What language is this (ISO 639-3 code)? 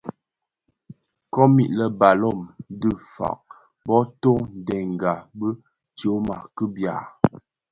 ksf